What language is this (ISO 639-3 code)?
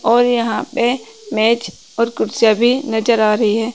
hin